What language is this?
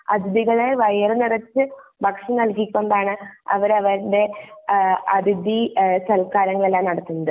Malayalam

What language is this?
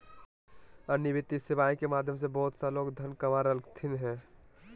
Magahi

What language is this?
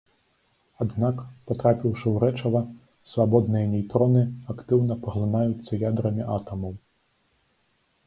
Belarusian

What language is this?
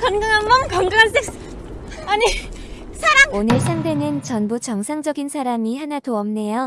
Korean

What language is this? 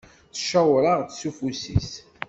Kabyle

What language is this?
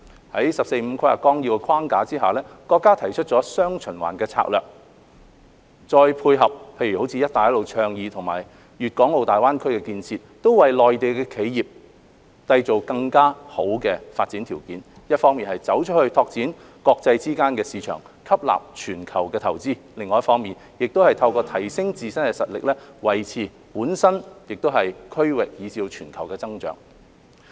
Cantonese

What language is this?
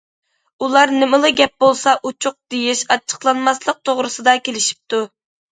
Uyghur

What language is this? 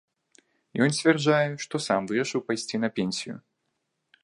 Belarusian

